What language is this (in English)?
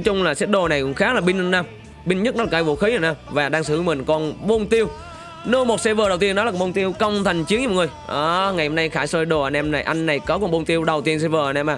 Vietnamese